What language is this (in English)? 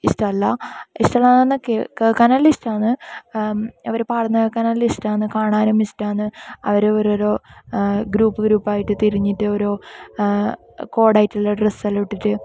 Malayalam